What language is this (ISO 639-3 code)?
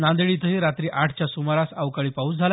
mar